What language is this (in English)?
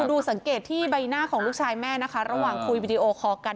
Thai